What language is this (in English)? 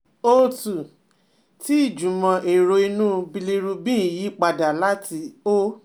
Yoruba